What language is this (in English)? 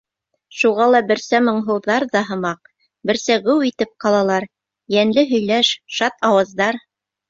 Bashkir